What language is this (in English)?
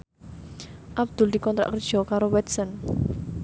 Javanese